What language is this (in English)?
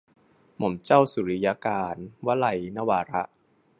Thai